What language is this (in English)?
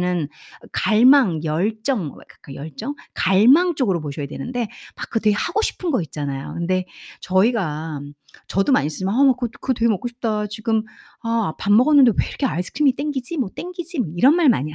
Korean